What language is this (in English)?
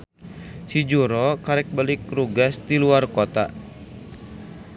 Sundanese